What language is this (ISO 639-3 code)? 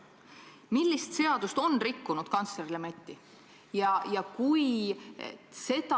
est